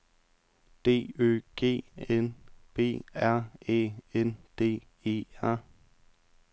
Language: Danish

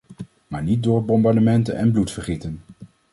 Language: Dutch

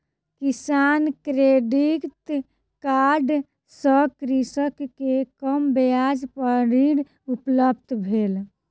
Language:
Maithili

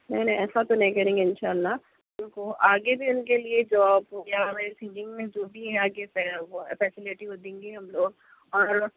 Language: Urdu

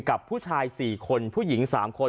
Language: Thai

